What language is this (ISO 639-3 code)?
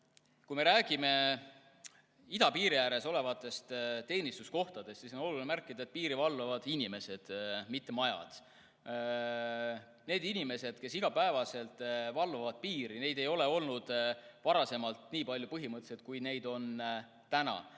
est